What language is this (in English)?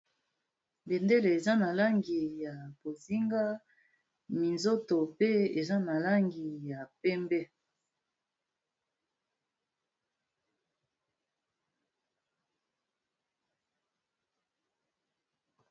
Lingala